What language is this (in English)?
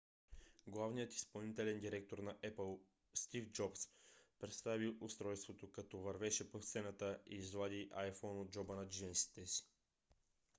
Bulgarian